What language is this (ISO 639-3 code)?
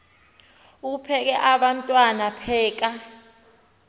xho